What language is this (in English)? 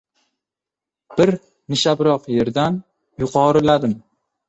Uzbek